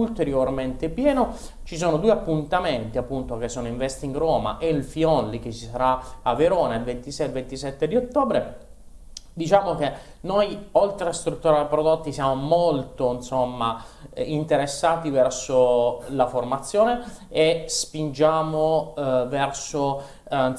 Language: Italian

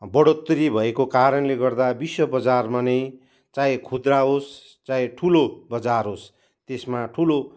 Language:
Nepali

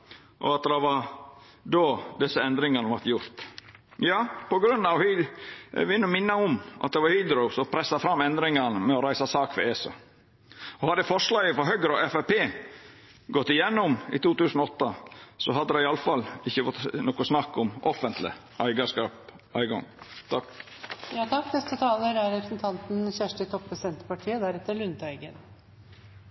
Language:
Norwegian Nynorsk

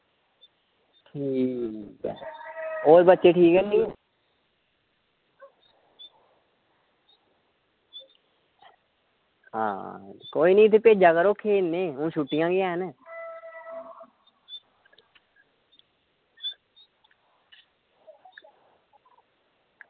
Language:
Dogri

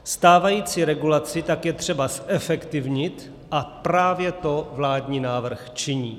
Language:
Czech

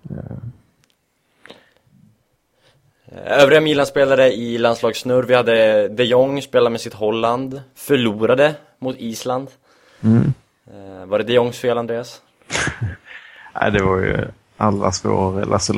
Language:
Swedish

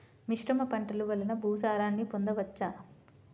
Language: Telugu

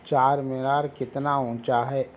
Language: Urdu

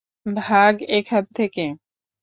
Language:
Bangla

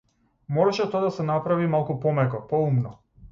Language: Macedonian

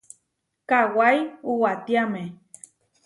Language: Huarijio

